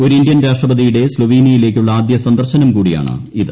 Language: Malayalam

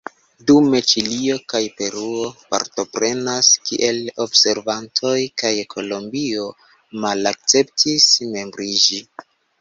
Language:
Esperanto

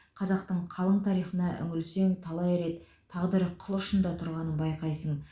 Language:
Kazakh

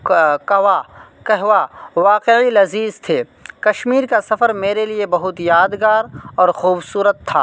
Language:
Urdu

